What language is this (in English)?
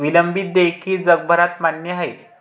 Marathi